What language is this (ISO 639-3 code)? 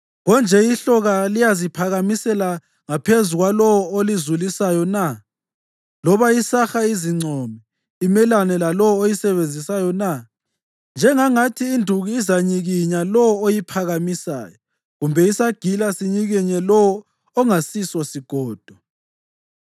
nde